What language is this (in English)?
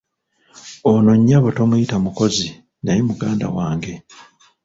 Ganda